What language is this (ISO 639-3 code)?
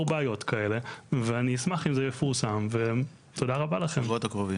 heb